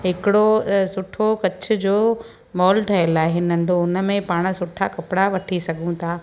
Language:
Sindhi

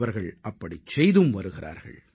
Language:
Tamil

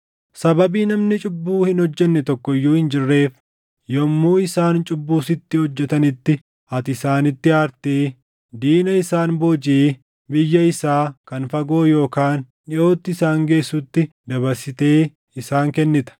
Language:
Oromo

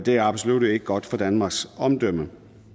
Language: Danish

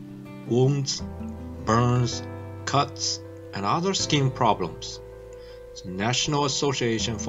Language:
English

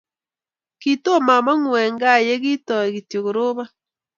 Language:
Kalenjin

